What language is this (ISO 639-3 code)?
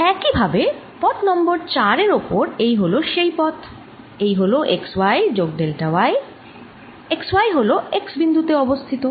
ben